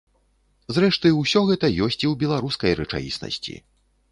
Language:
Belarusian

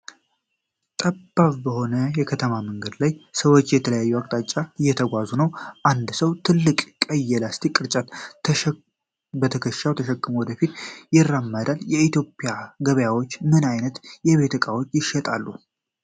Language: Amharic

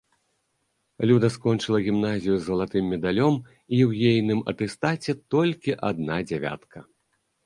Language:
Belarusian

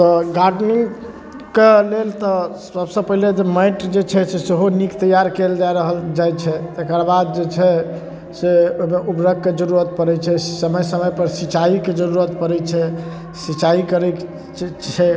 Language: Maithili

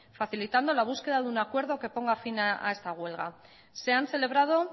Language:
Spanish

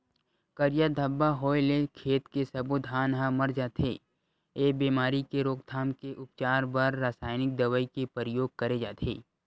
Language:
Chhattisgarhi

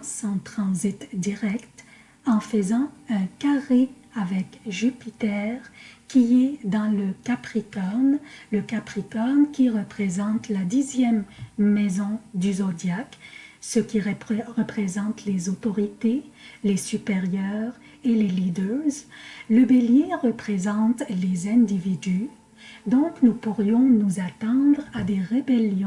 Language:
French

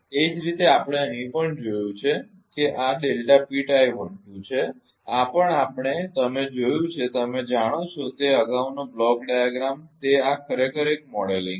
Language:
Gujarati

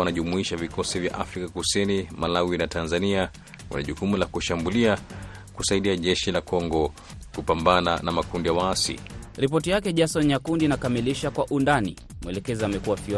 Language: Swahili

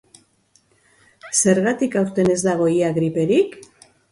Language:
Basque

